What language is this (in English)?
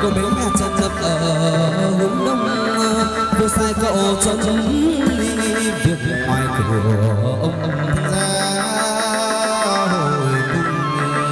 Thai